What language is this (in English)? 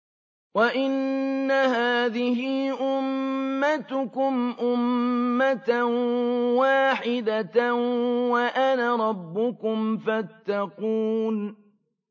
Arabic